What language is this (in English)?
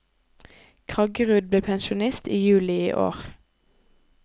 Norwegian